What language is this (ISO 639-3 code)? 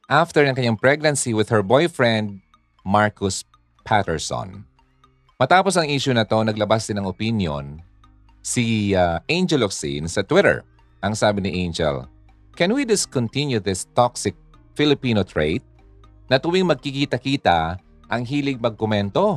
fil